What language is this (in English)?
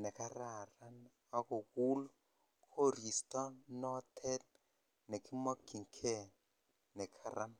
Kalenjin